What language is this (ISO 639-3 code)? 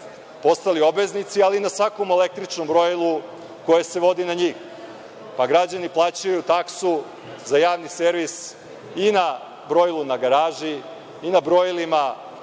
srp